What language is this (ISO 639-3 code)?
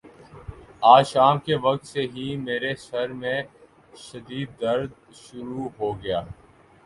urd